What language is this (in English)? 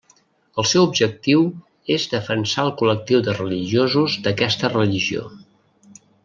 Catalan